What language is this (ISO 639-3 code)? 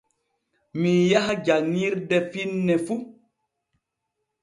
fue